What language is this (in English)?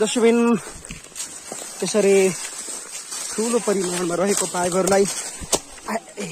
Arabic